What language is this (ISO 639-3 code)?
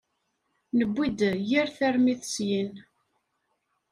kab